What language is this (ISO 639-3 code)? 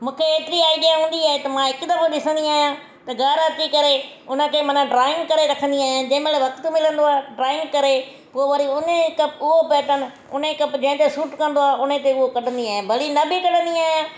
snd